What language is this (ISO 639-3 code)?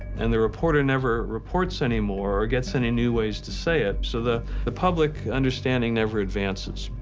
eng